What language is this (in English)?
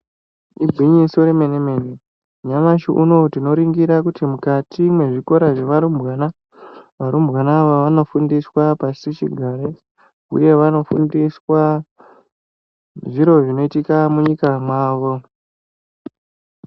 Ndau